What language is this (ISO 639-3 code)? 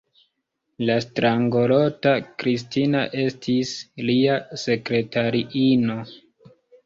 epo